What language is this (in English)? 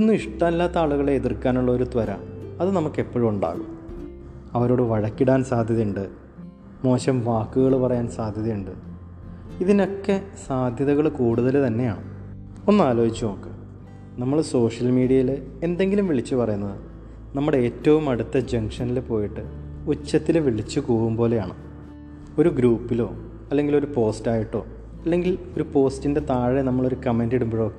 Malayalam